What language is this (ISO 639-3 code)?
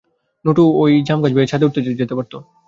ben